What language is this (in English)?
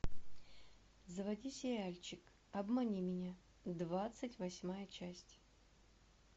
Russian